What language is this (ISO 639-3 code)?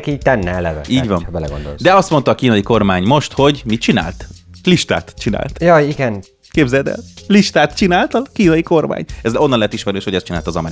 hun